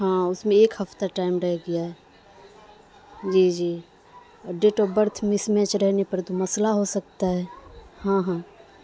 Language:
Urdu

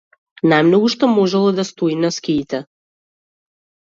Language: Macedonian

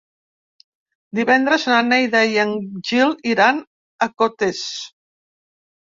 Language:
Catalan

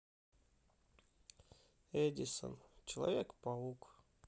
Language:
Russian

